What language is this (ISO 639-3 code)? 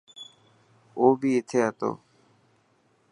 mki